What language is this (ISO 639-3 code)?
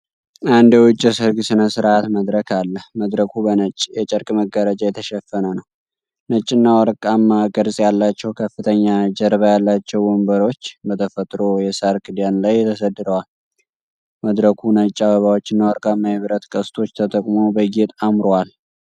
amh